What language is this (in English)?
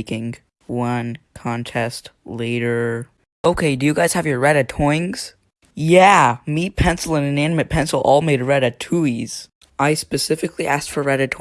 English